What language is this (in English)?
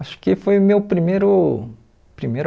Portuguese